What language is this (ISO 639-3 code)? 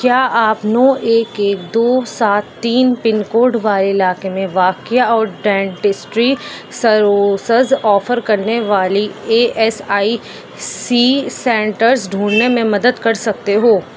urd